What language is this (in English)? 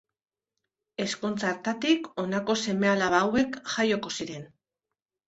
Basque